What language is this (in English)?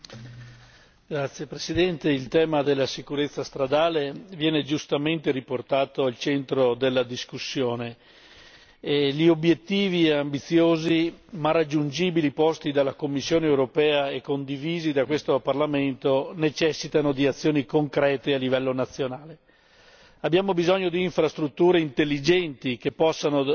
Italian